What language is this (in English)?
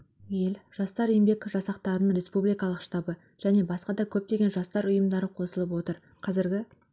Kazakh